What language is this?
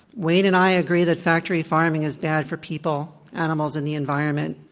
English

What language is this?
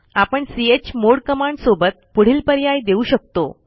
Marathi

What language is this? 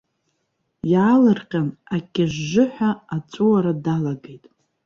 Abkhazian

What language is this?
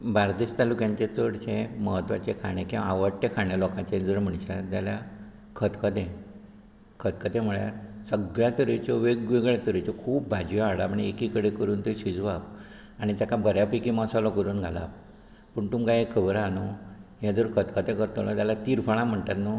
Konkani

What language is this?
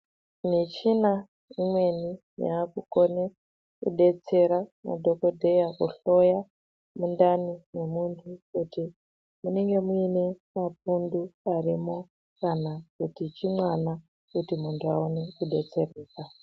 Ndau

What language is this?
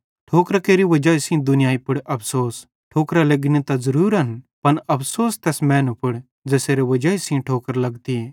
Bhadrawahi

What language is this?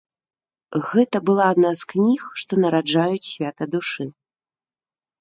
Belarusian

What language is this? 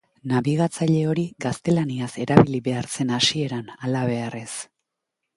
Basque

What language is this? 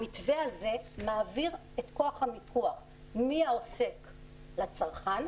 Hebrew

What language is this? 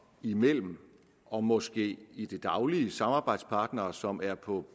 Danish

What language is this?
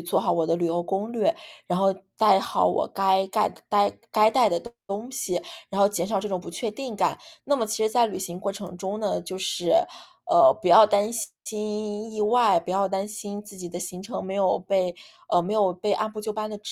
Chinese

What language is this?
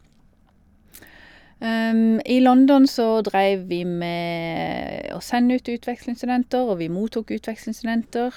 Norwegian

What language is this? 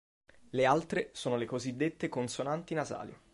Italian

